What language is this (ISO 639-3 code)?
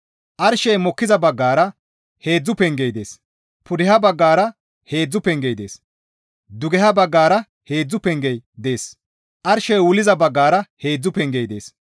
gmv